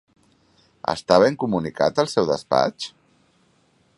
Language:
Catalan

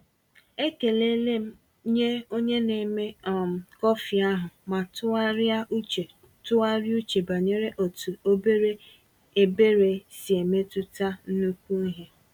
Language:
Igbo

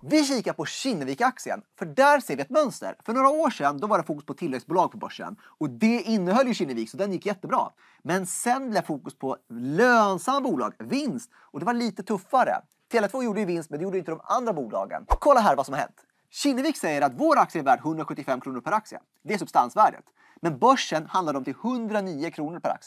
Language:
Swedish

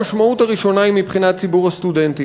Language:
Hebrew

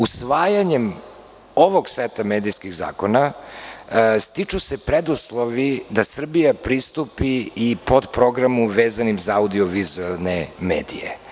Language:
Serbian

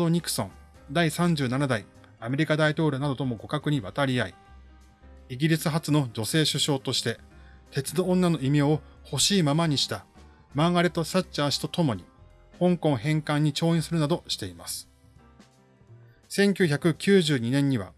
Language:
Japanese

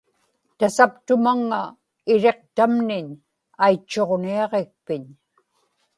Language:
Inupiaq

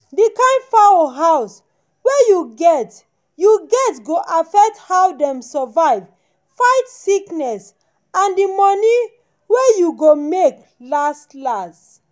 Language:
Nigerian Pidgin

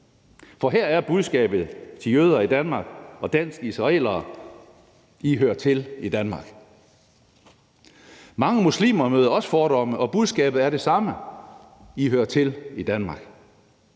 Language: Danish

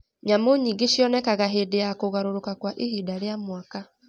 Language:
Kikuyu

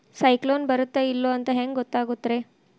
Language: Kannada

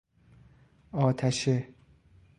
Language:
Persian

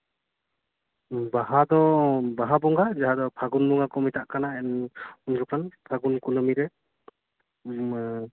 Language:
Santali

